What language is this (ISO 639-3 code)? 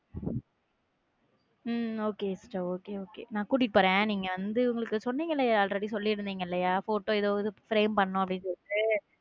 tam